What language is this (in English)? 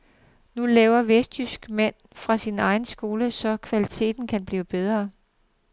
Danish